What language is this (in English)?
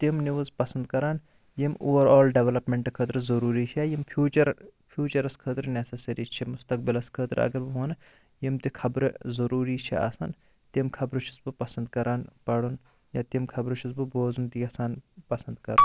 Kashmiri